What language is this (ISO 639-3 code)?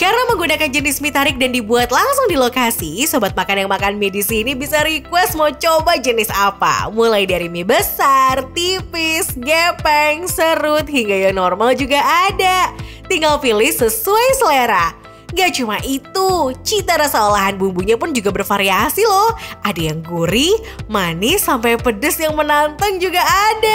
ind